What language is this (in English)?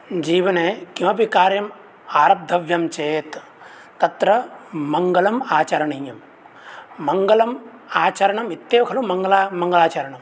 Sanskrit